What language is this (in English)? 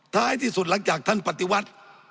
Thai